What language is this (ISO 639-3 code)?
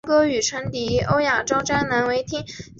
zho